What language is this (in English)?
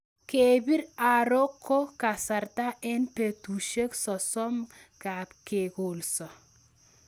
Kalenjin